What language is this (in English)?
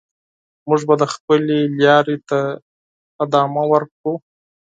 Pashto